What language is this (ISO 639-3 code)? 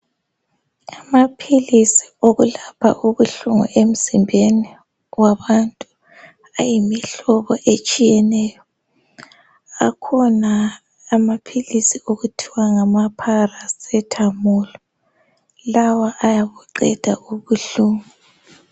nde